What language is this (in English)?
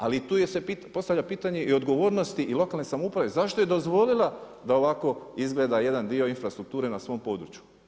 Croatian